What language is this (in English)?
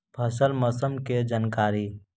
Magahi